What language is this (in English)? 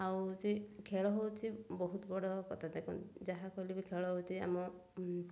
Odia